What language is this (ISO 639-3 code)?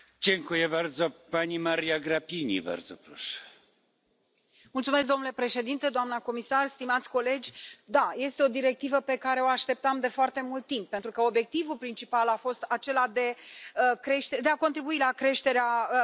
ron